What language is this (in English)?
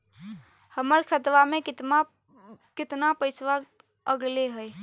Magahi